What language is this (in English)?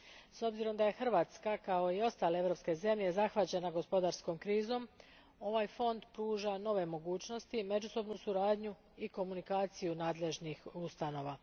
Croatian